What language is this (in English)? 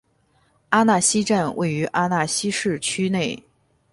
Chinese